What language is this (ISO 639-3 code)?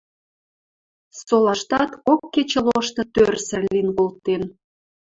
mrj